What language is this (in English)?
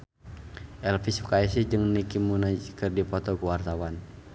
Sundanese